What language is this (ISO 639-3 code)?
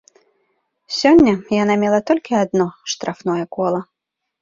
bel